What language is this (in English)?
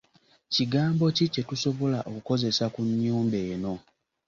Ganda